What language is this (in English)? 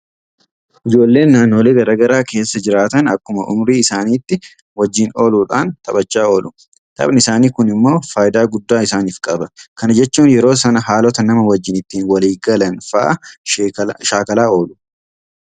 Oromo